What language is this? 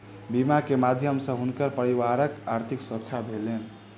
Maithili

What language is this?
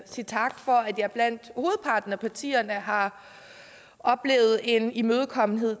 Danish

